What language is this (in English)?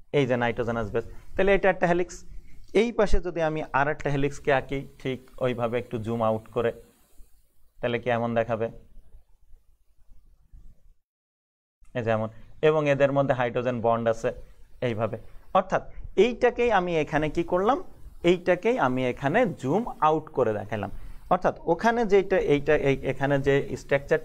Hindi